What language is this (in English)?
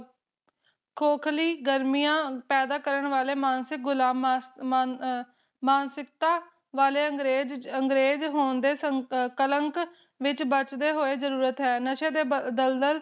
Punjabi